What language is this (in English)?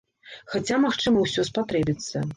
Belarusian